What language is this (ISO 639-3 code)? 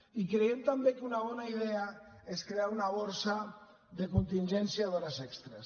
cat